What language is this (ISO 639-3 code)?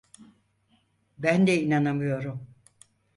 tur